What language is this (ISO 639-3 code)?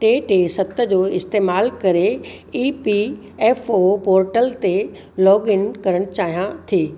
snd